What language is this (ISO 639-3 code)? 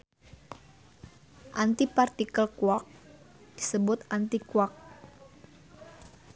sun